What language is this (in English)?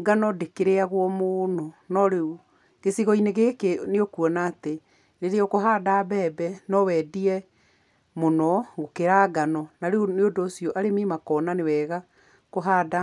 Kikuyu